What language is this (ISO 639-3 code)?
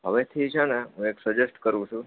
guj